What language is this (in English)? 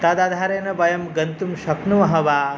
Sanskrit